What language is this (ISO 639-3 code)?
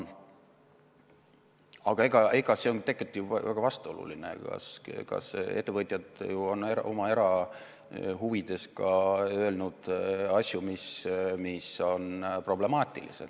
est